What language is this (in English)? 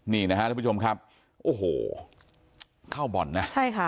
Thai